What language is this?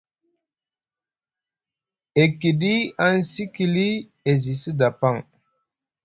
Musgu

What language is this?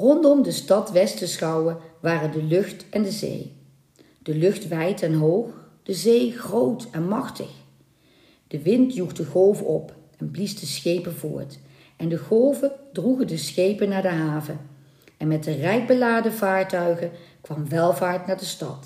Dutch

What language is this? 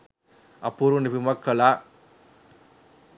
Sinhala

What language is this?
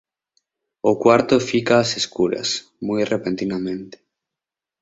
Galician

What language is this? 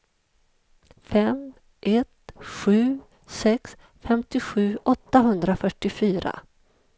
Swedish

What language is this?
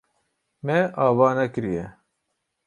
Kurdish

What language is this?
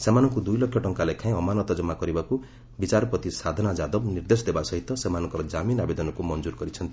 Odia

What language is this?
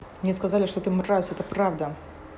Russian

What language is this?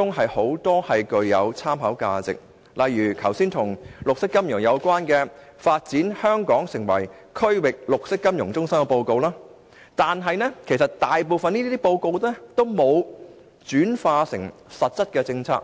Cantonese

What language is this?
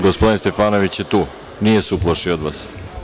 Serbian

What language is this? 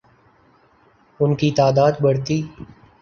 Urdu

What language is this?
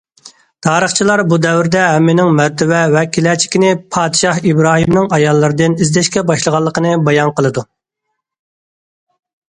Uyghur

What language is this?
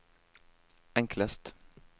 Norwegian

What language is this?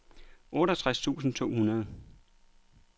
Danish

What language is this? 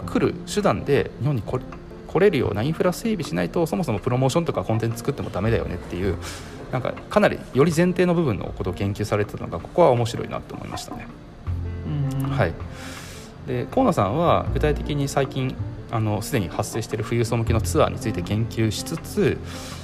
Japanese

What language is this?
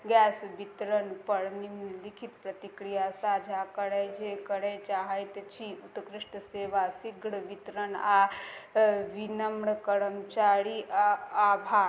Maithili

